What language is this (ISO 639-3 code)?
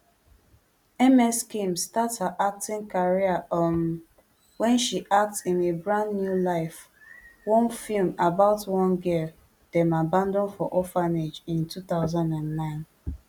pcm